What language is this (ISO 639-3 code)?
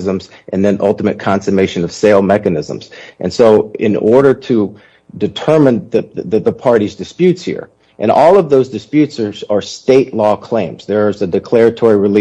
eng